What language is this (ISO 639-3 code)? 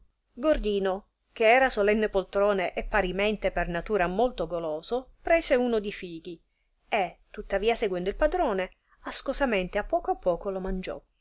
ita